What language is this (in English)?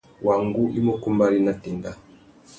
Tuki